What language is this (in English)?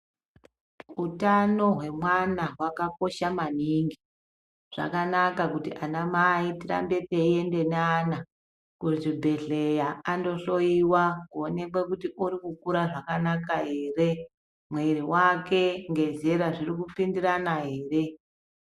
Ndau